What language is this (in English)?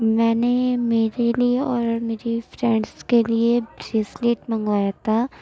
Urdu